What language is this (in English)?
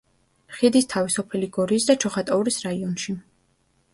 Georgian